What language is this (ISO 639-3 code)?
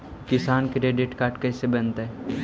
mag